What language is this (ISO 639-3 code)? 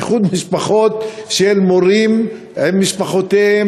heb